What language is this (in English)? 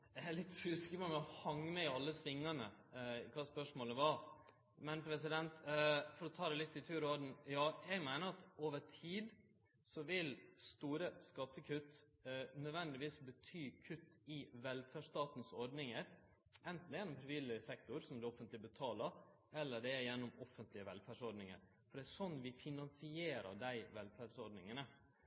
Norwegian Nynorsk